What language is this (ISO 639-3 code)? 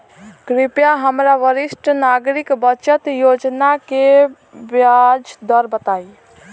bho